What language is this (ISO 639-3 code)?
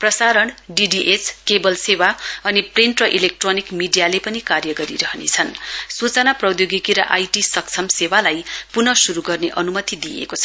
nep